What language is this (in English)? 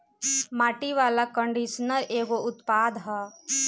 Bhojpuri